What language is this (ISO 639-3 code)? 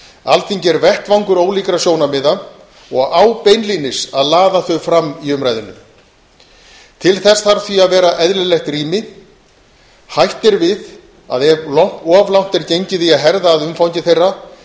isl